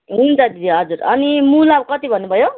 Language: Nepali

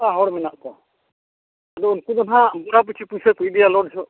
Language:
Santali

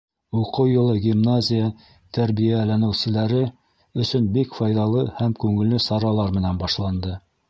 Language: Bashkir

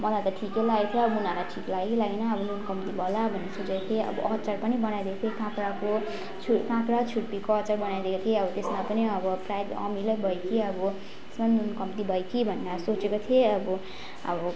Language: Nepali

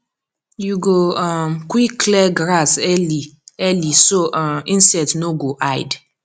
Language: Nigerian Pidgin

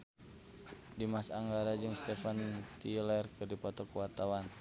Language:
Sundanese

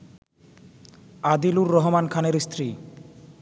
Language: Bangla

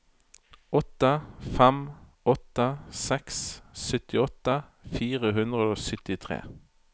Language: Norwegian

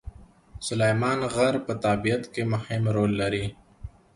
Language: Pashto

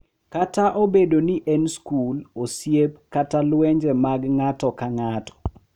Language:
Luo (Kenya and Tanzania)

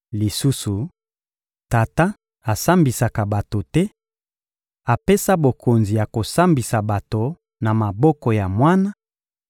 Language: Lingala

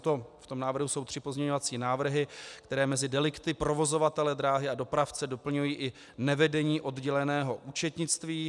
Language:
Czech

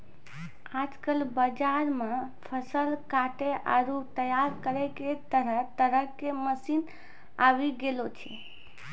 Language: Maithili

